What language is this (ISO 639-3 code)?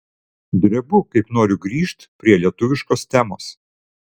lit